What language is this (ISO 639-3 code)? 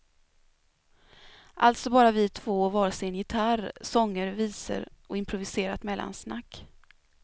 swe